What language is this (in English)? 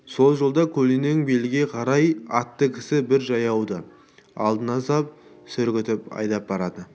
Kazakh